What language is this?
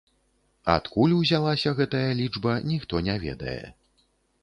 Belarusian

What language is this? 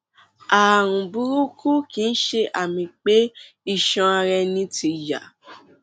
Yoruba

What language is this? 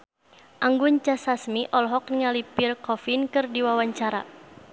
Sundanese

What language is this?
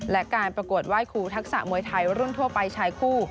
Thai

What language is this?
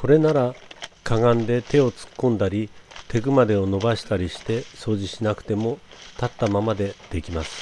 Japanese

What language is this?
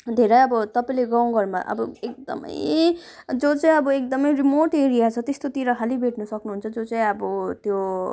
Nepali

